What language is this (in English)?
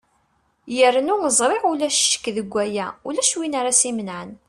Kabyle